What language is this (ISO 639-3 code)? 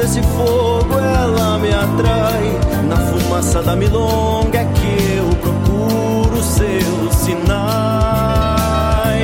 por